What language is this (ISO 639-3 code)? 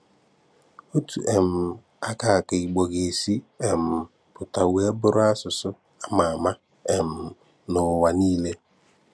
ibo